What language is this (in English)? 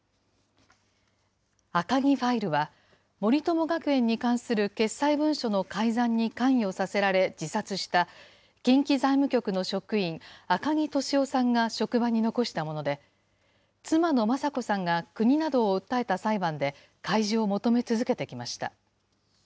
Japanese